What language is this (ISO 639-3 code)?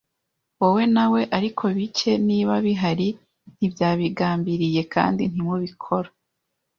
kin